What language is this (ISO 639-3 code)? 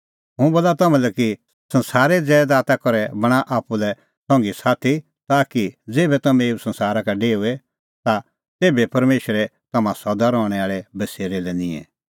kfx